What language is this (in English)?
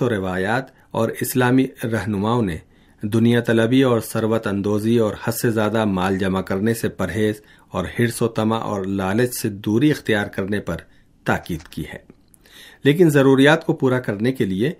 Urdu